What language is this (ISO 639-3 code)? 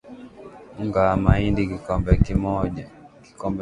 swa